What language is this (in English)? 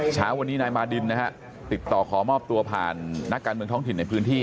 Thai